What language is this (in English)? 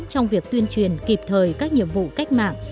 Vietnamese